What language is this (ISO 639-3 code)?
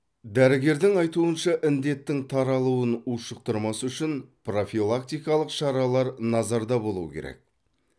kaz